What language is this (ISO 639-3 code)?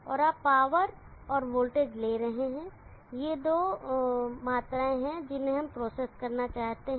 hin